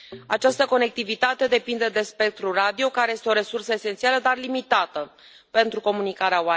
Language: Romanian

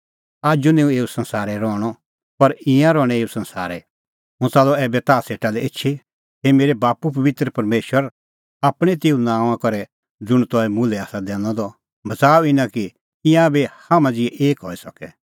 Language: Kullu Pahari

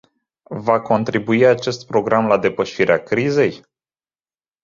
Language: Romanian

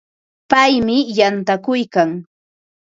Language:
Ambo-Pasco Quechua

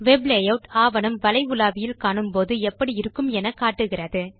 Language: Tamil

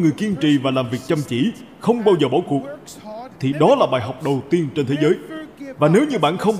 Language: Vietnamese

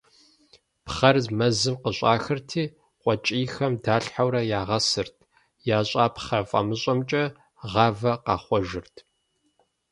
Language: Kabardian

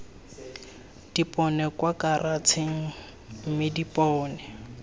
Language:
Tswana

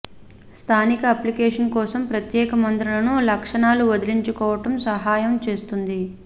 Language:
Telugu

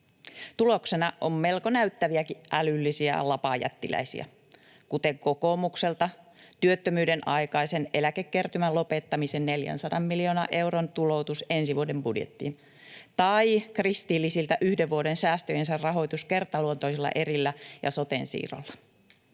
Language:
Finnish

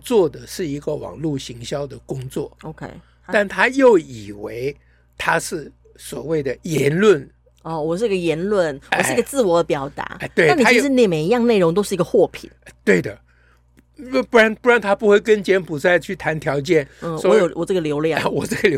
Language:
Chinese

